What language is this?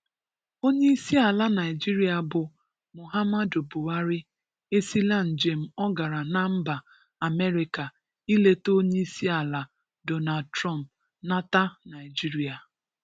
Igbo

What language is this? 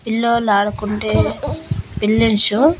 Telugu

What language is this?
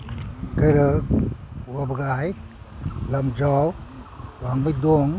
Manipuri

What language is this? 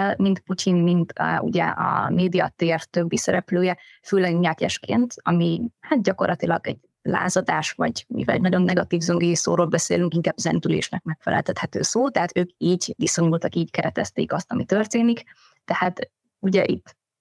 Hungarian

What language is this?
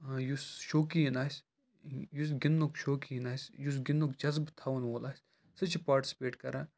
Kashmiri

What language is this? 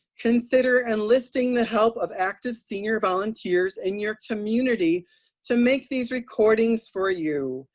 English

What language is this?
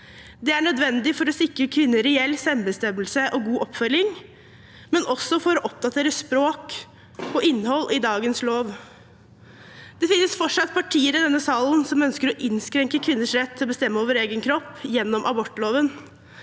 Norwegian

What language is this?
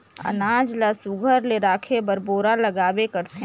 Chhattisgarhi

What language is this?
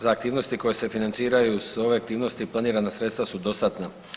Croatian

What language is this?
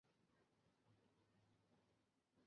Chinese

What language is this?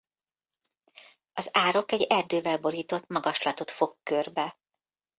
Hungarian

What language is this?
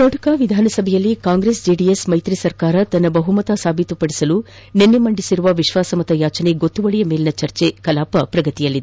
Kannada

